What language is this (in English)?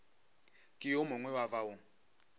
Northern Sotho